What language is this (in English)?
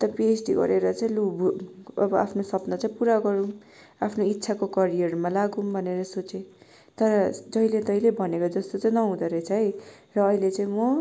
Nepali